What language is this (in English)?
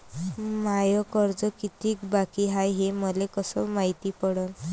Marathi